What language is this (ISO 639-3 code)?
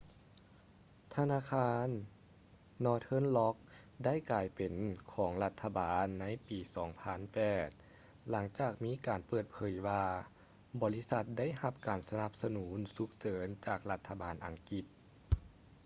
lao